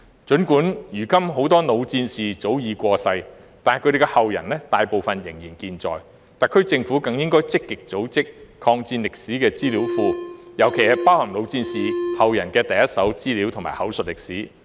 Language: Cantonese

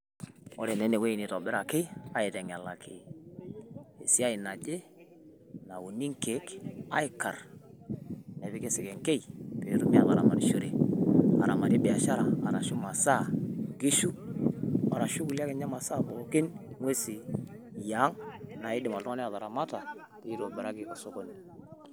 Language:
Masai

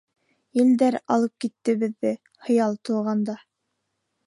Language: Bashkir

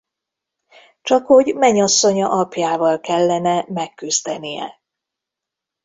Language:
Hungarian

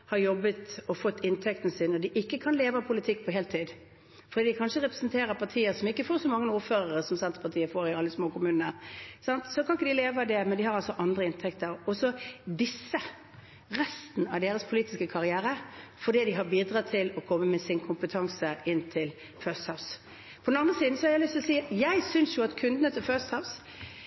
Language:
Norwegian Bokmål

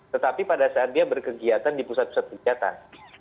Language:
Indonesian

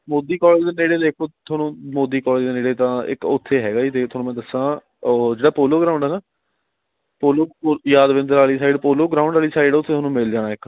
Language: Punjabi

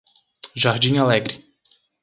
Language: Portuguese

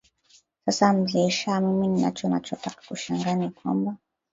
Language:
Swahili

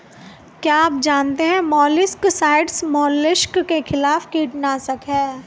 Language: Hindi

